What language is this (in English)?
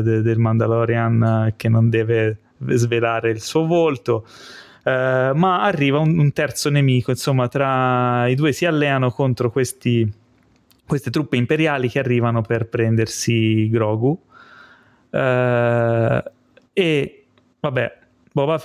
Italian